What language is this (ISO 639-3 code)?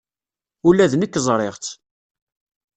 kab